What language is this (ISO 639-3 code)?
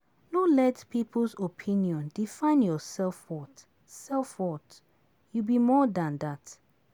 pcm